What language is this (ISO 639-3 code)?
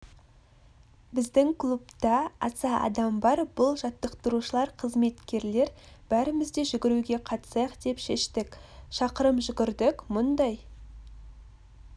kaz